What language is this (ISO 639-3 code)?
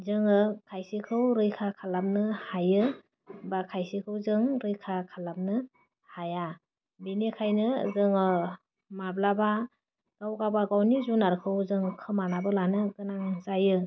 brx